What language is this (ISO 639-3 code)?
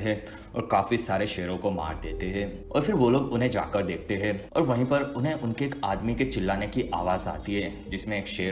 hin